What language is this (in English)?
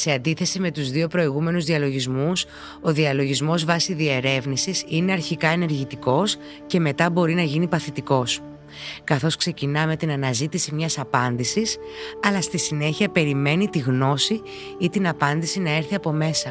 Greek